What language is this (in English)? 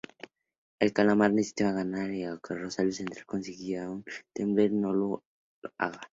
Spanish